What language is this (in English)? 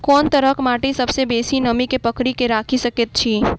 Maithili